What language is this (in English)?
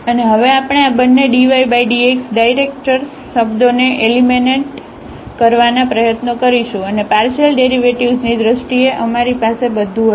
Gujarati